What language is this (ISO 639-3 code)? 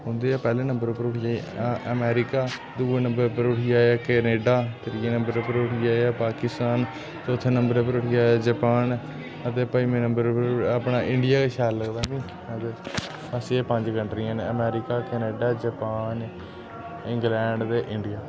doi